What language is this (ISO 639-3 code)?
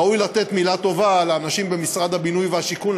heb